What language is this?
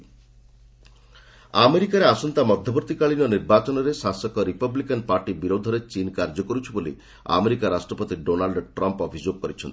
Odia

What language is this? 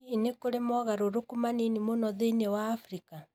Kikuyu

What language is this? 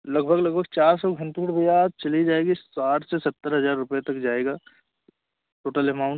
Hindi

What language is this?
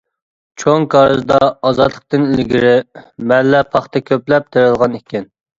Uyghur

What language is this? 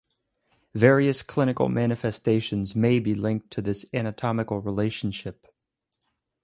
English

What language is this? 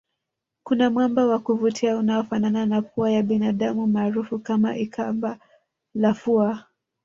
Swahili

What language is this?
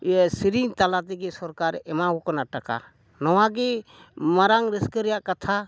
Santali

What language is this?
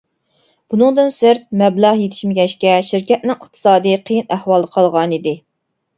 Uyghur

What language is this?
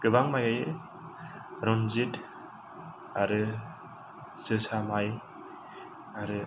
Bodo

